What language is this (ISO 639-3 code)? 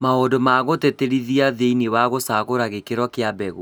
kik